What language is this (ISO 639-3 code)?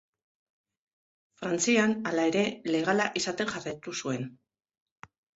eus